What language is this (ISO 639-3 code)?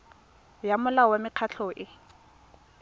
tsn